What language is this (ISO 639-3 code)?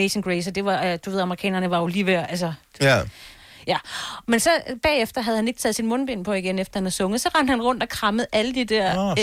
dan